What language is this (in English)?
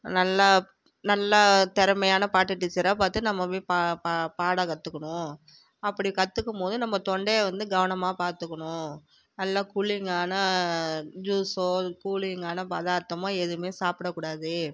Tamil